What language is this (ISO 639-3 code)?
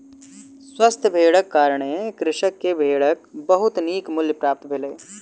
mai